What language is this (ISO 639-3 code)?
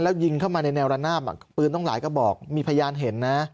tha